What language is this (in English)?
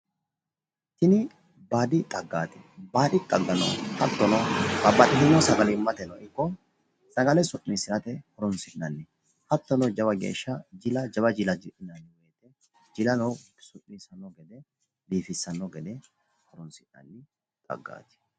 Sidamo